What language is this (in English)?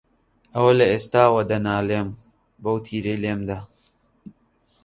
Central Kurdish